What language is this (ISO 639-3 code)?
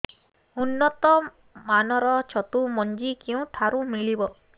ori